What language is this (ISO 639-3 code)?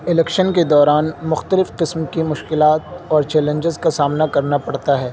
urd